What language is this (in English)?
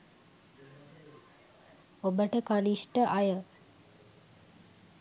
Sinhala